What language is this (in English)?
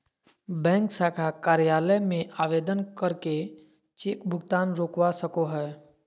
Magahi